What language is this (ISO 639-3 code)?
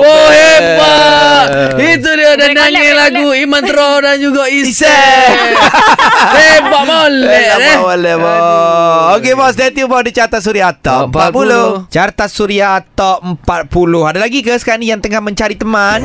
msa